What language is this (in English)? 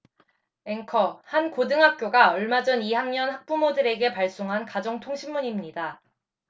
Korean